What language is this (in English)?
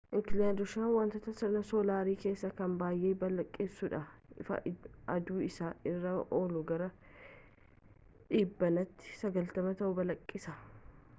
Oromo